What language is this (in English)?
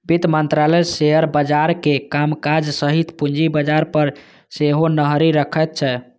Maithili